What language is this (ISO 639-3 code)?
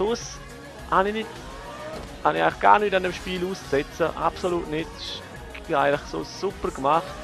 deu